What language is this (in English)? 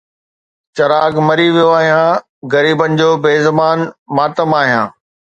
Sindhi